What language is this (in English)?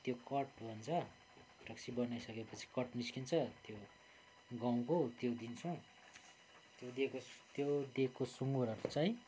Nepali